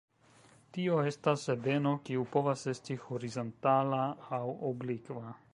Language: Esperanto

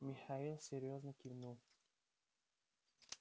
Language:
Russian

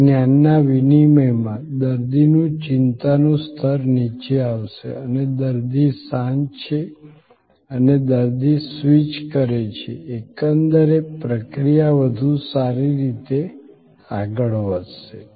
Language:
Gujarati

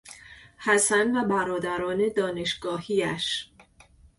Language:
Persian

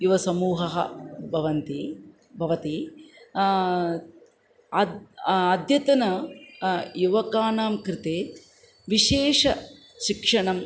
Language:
Sanskrit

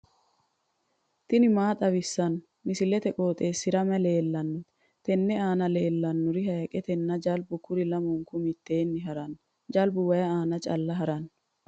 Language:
Sidamo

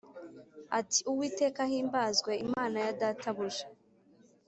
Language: Kinyarwanda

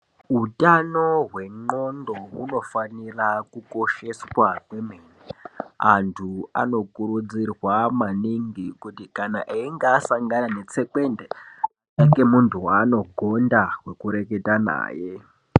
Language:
Ndau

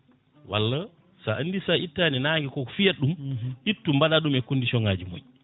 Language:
Fula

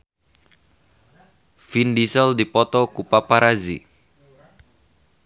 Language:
Sundanese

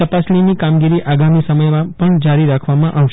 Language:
Gujarati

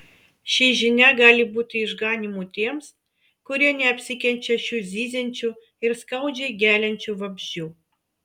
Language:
Lithuanian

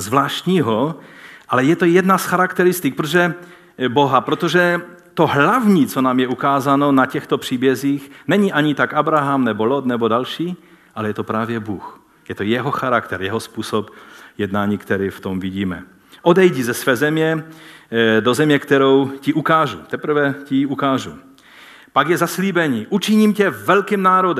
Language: Czech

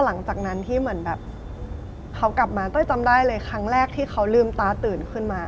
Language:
Thai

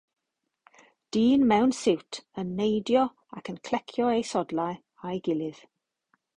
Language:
Welsh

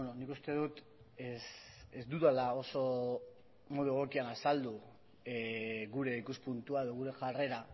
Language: Basque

